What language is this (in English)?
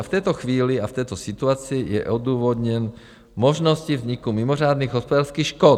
Czech